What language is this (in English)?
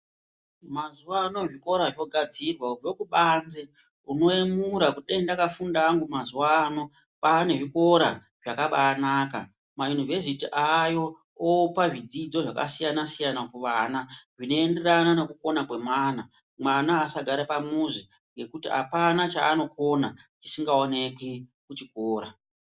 Ndau